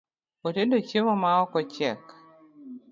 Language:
Luo (Kenya and Tanzania)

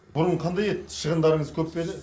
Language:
Kazakh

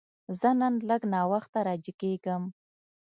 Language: Pashto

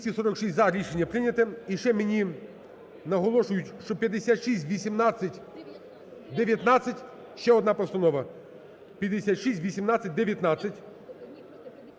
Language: Ukrainian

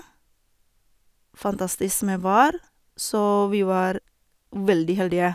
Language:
Norwegian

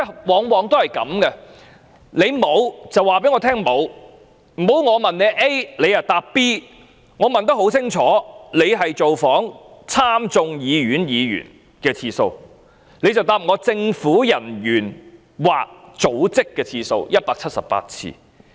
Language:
Cantonese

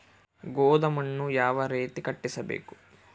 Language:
Kannada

